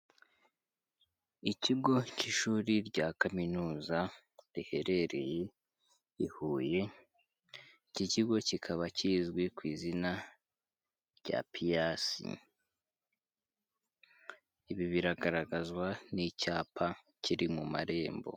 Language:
Kinyarwanda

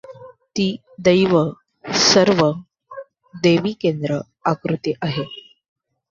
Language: Marathi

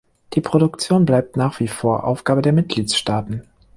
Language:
German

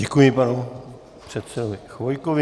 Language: Czech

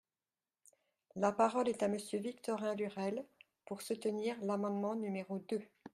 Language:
French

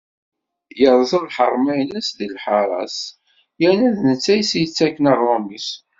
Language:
Kabyle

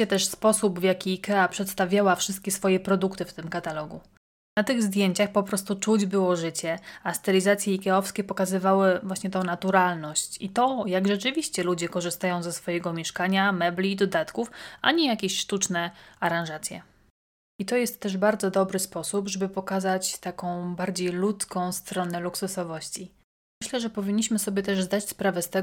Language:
Polish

